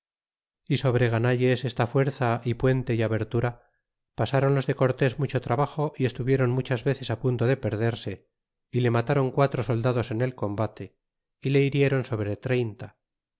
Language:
Spanish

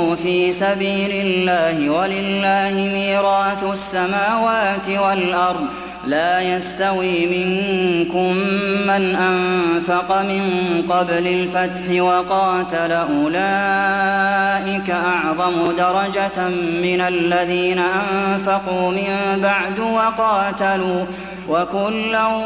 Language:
Arabic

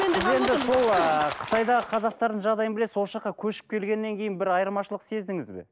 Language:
Kazakh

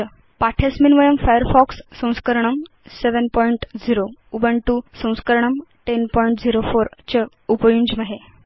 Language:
Sanskrit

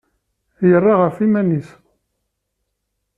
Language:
Kabyle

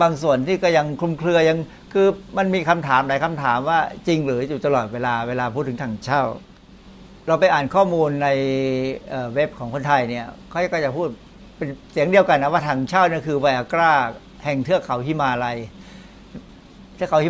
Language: Thai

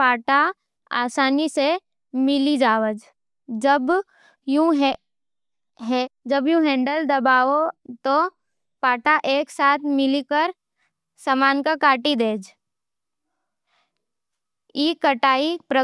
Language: Nimadi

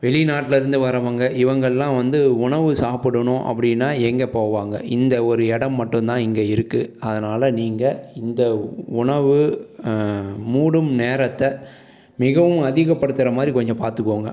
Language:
Tamil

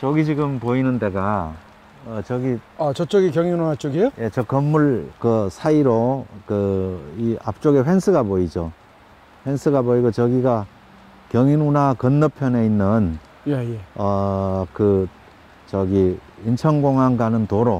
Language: Korean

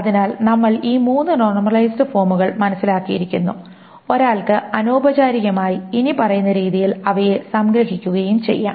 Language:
Malayalam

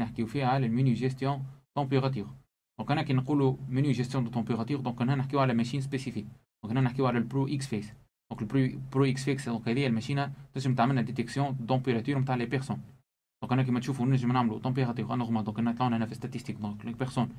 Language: Arabic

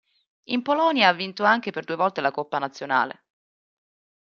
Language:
Italian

